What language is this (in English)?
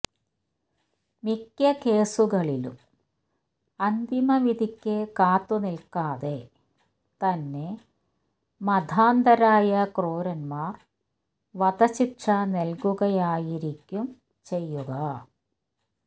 Malayalam